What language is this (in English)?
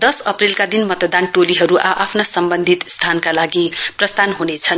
Nepali